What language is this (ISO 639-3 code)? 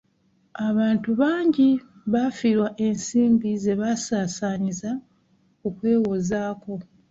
lug